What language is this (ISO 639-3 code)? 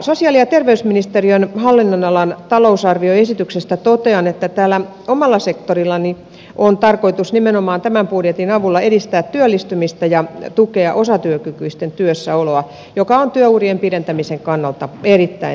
fin